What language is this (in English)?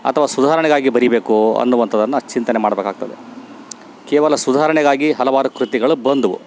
Kannada